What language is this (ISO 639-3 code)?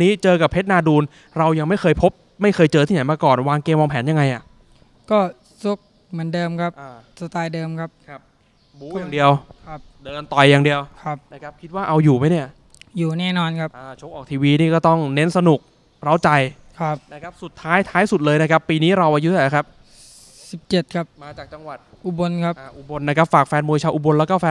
tha